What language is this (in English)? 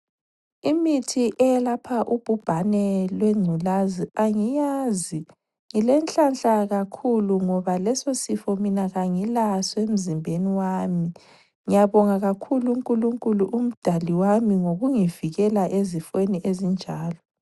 North Ndebele